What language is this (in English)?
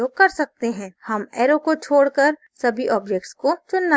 Hindi